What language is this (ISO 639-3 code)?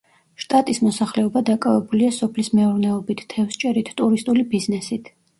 kat